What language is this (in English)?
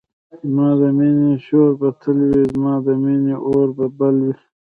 Pashto